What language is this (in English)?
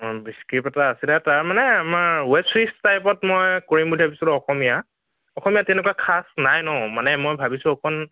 Assamese